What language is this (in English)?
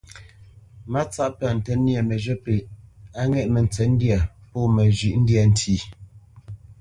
Bamenyam